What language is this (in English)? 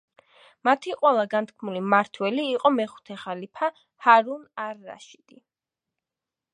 Georgian